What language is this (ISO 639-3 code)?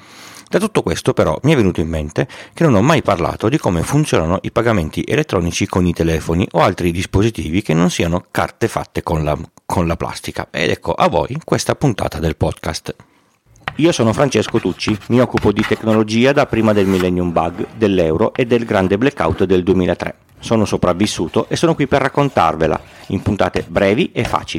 ita